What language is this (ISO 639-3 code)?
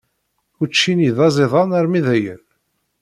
kab